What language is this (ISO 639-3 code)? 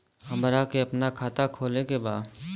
bho